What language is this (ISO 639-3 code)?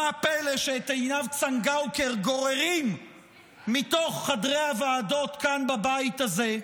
heb